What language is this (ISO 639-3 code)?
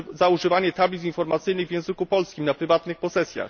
pol